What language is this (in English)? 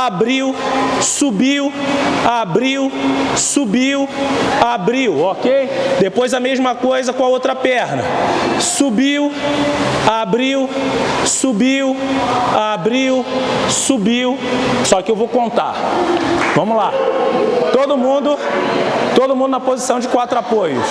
Portuguese